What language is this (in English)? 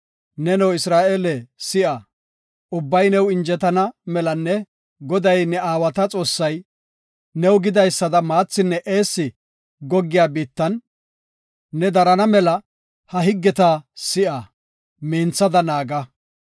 Gofa